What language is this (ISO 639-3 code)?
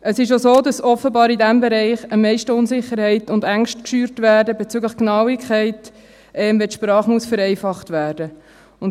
gsw